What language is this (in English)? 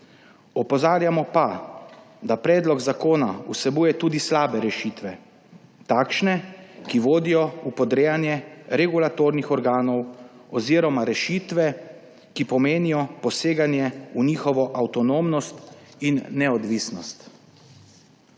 Slovenian